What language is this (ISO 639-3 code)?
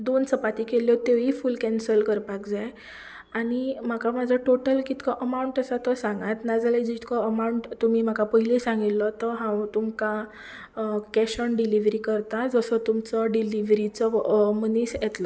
kok